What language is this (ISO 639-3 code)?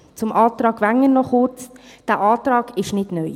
gsw